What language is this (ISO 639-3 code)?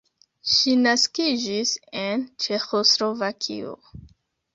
epo